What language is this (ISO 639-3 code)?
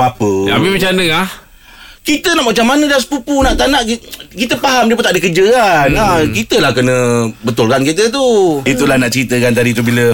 msa